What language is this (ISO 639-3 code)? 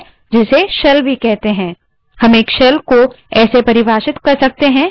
hin